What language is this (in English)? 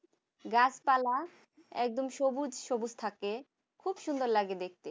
Bangla